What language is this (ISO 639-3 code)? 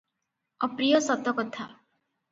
ori